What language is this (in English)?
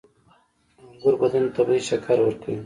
Pashto